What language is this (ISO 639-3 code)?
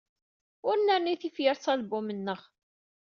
kab